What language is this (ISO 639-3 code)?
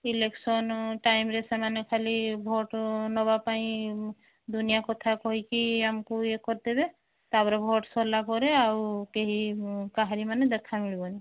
ori